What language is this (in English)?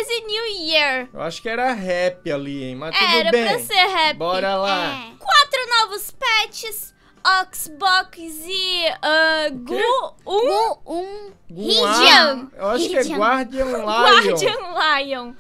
Portuguese